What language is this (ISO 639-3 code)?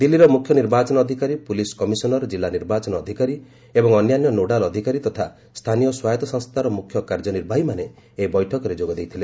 ori